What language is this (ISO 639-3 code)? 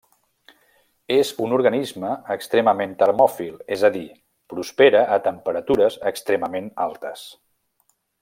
cat